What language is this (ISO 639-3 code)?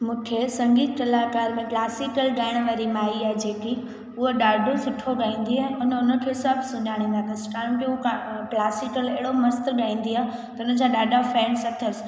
snd